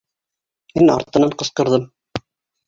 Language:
Bashkir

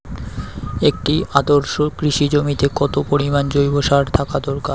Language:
Bangla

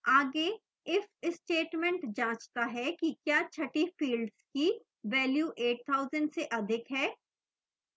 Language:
Hindi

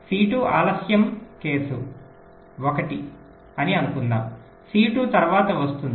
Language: Telugu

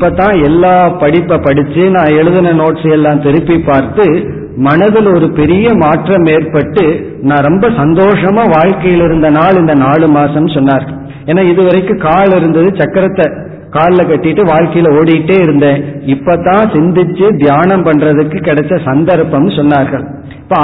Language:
Tamil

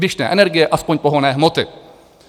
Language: Czech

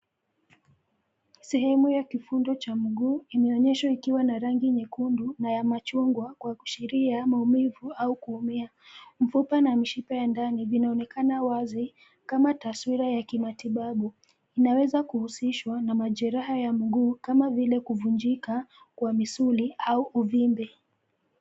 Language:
Swahili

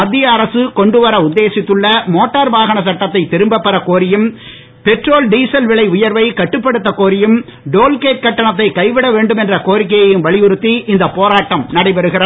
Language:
Tamil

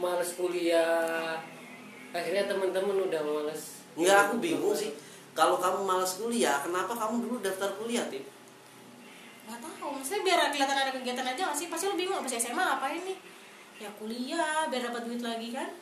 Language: Indonesian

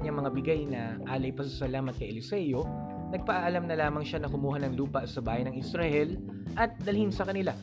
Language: Filipino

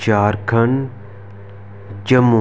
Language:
Dogri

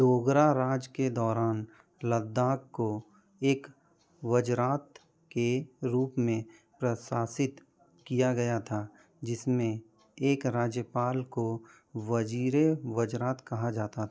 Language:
Hindi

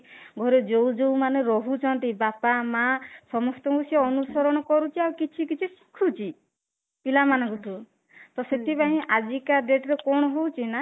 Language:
Odia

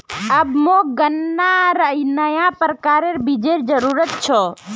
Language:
Magahi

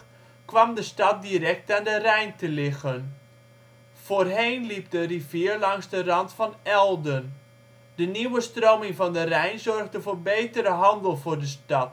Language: Dutch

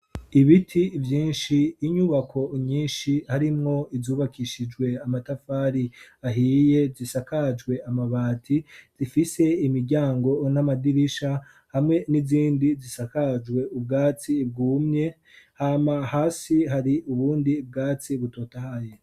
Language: Rundi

